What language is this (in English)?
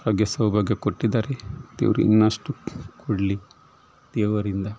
Kannada